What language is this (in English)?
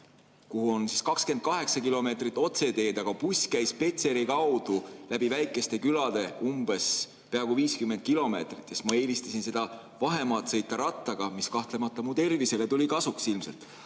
Estonian